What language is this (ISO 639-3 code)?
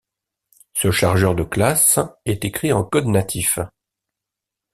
fra